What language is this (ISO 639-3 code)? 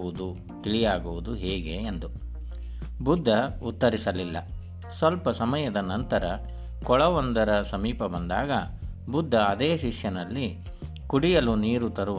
kan